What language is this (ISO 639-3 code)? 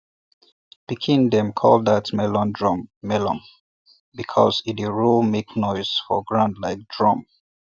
pcm